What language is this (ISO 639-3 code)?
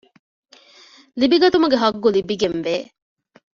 div